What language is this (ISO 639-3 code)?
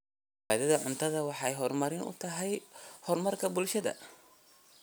som